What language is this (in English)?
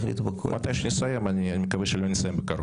Hebrew